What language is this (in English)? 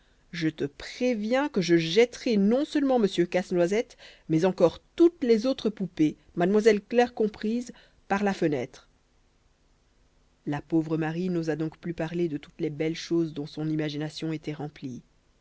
French